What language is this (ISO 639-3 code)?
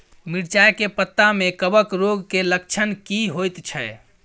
mai